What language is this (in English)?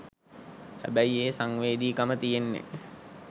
Sinhala